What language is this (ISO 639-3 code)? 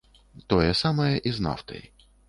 bel